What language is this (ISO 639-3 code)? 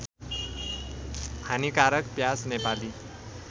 nep